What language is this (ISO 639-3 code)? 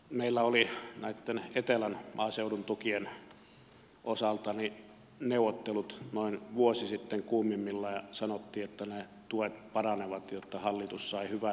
fin